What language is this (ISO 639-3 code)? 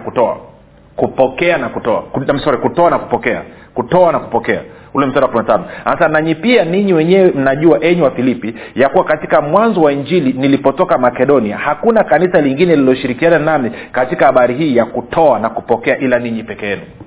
swa